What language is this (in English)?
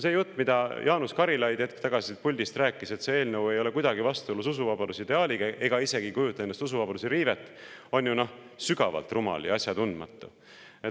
Estonian